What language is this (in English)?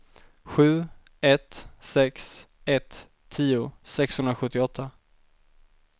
Swedish